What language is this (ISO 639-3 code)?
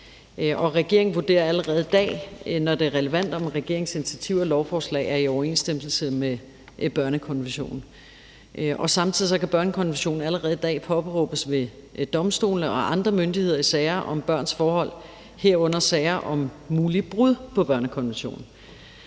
dan